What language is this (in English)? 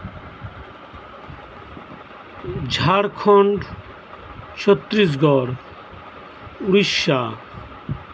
Santali